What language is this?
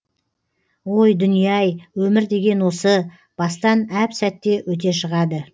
Kazakh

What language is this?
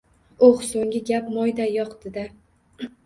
Uzbek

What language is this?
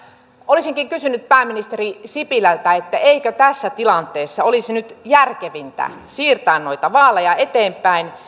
Finnish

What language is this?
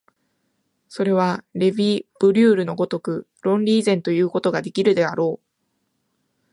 Japanese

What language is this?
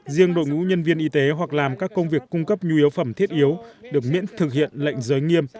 Vietnamese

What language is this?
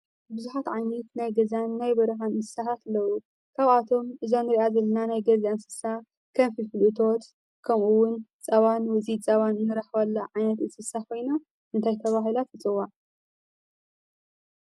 Tigrinya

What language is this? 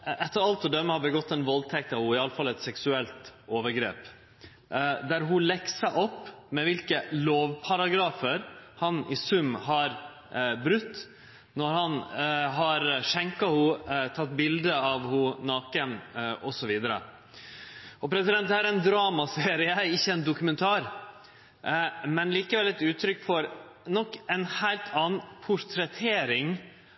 Norwegian Nynorsk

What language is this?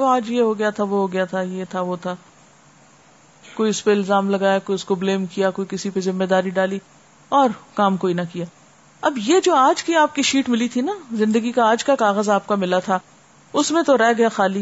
Urdu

